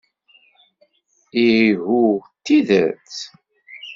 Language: Kabyle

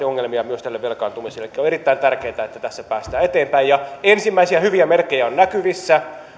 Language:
Finnish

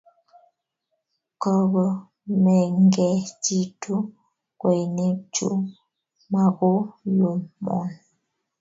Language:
Kalenjin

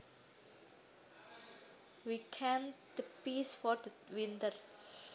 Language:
Javanese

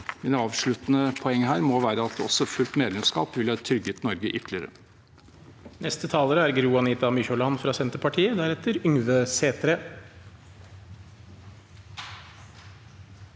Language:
Norwegian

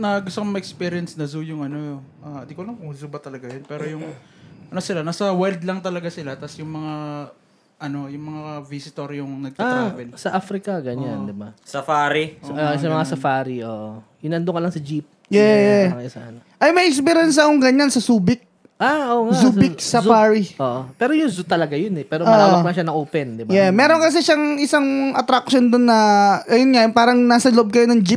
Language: Filipino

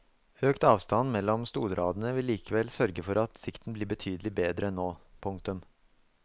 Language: Norwegian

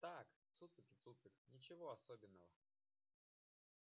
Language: Russian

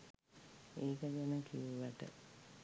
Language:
Sinhala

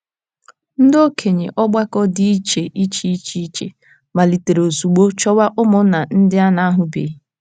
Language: Igbo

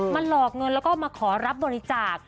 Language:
Thai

